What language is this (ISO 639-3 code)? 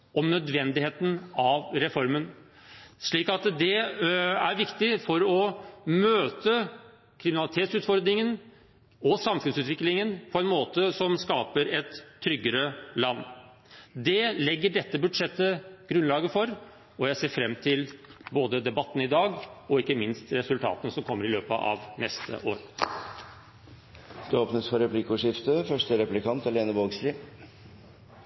nor